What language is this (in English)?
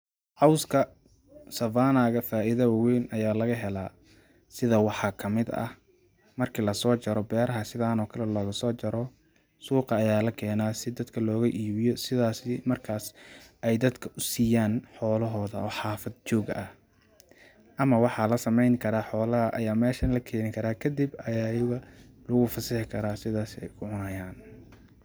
Somali